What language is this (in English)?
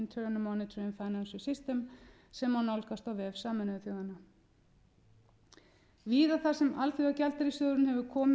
Icelandic